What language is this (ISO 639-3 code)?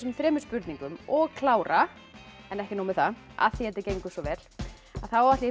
isl